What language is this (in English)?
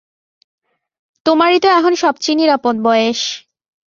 Bangla